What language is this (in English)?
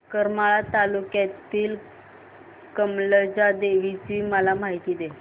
Marathi